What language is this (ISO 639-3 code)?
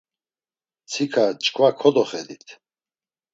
lzz